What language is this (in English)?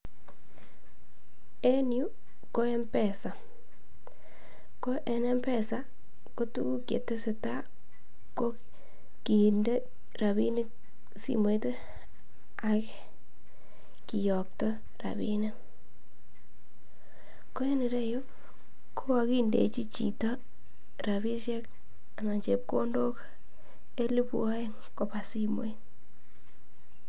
Kalenjin